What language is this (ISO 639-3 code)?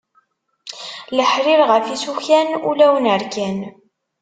kab